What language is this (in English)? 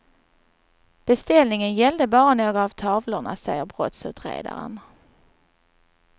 Swedish